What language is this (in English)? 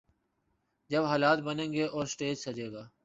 Urdu